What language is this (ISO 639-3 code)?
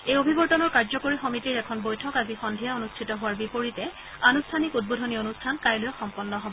asm